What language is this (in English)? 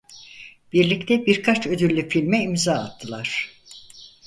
Turkish